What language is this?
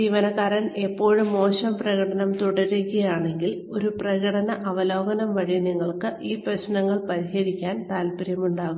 Malayalam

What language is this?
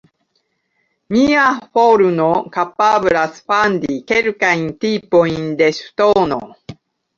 Esperanto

